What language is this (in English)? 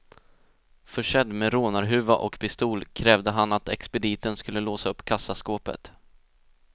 Swedish